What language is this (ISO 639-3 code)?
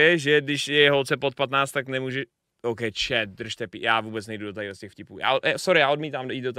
ces